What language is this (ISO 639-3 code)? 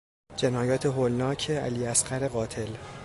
fas